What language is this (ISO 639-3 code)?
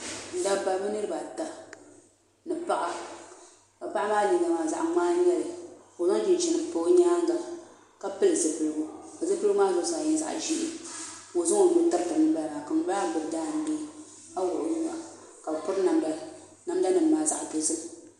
dag